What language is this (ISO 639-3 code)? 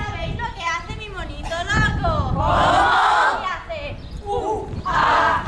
spa